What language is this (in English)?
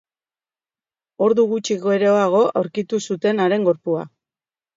Basque